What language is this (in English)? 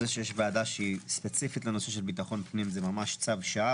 Hebrew